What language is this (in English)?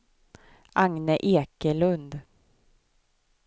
Swedish